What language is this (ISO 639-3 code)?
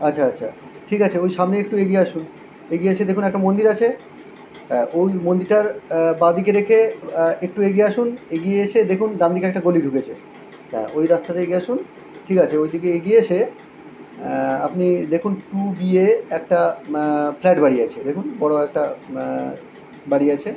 ben